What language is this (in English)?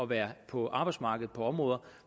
Danish